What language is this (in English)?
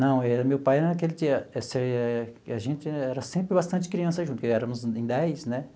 Portuguese